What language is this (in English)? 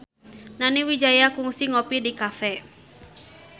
Sundanese